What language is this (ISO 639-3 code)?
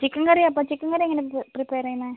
mal